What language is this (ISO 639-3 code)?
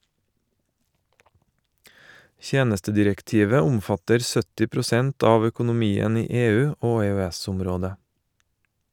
nor